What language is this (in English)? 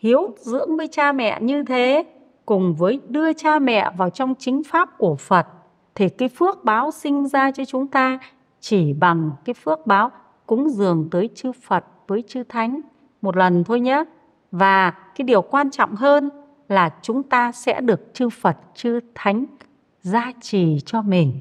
Vietnamese